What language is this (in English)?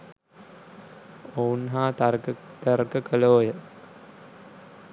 Sinhala